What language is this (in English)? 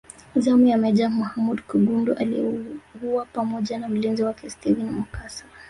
Swahili